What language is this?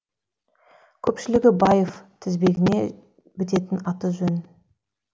Kazakh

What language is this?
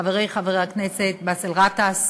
Hebrew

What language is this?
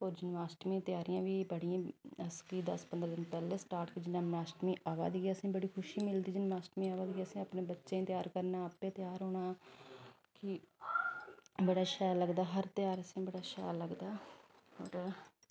Dogri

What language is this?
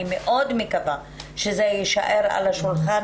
Hebrew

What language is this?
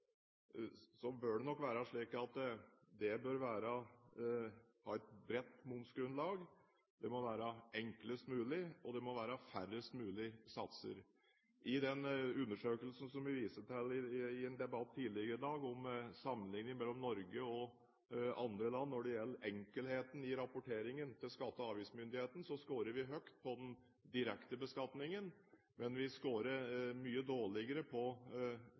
Norwegian Bokmål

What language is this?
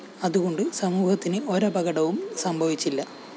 Malayalam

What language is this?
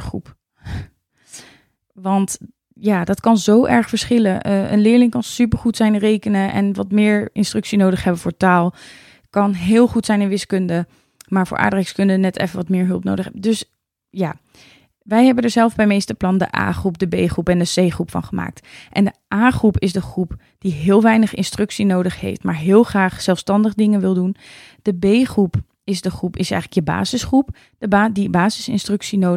Dutch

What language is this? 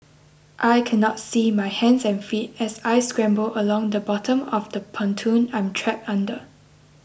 English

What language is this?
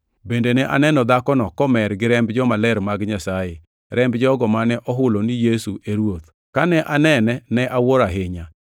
Luo (Kenya and Tanzania)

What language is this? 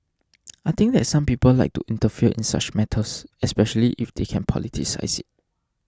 English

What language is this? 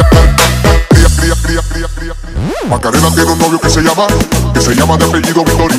Russian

